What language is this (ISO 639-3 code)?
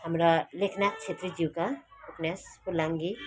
nep